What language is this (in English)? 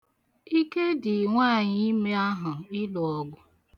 Igbo